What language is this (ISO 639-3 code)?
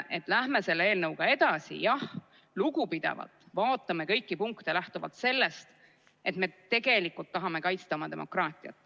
est